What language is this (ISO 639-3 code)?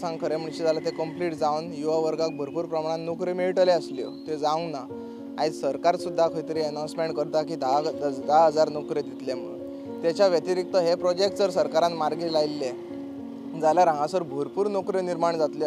mar